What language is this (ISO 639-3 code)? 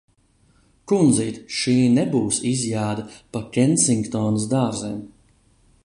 lav